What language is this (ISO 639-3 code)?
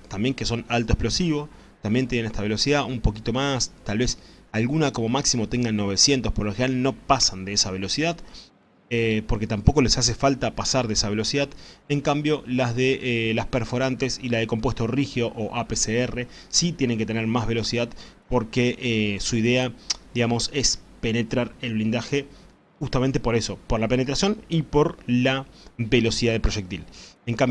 spa